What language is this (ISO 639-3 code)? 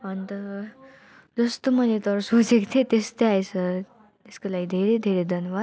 nep